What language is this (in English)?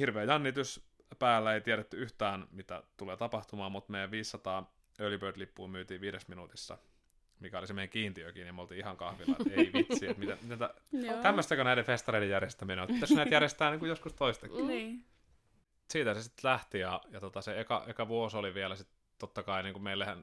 Finnish